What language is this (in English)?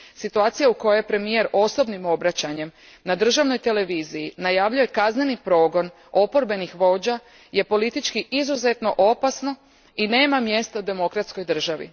Croatian